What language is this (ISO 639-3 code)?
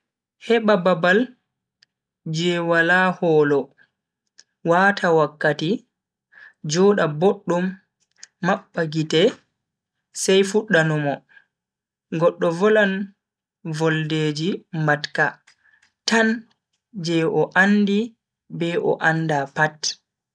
fui